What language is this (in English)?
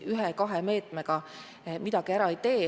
Estonian